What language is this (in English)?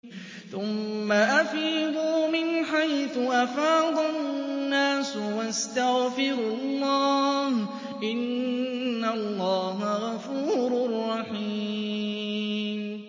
Arabic